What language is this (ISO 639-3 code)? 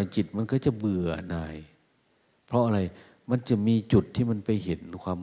tha